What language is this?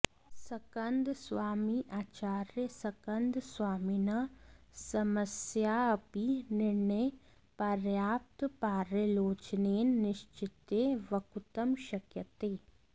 Sanskrit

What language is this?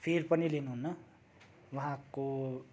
Nepali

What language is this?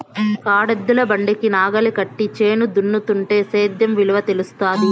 Telugu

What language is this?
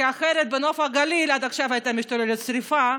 Hebrew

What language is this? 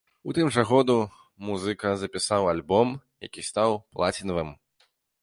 Belarusian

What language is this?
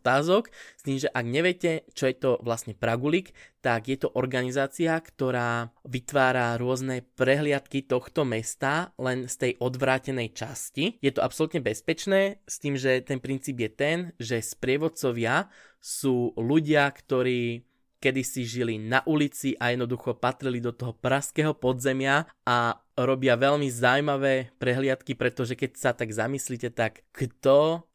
Slovak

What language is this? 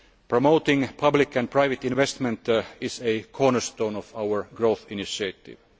English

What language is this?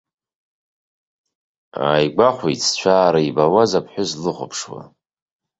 Abkhazian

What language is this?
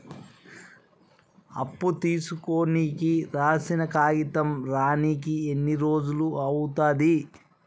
Telugu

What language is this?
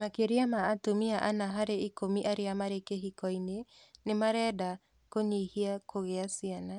Kikuyu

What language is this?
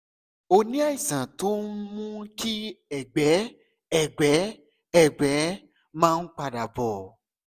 Yoruba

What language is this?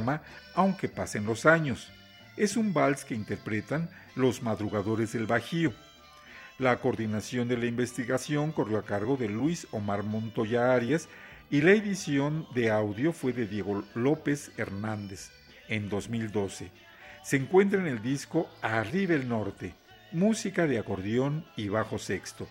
Spanish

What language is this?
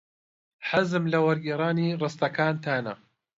Central Kurdish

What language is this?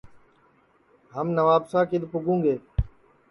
Sansi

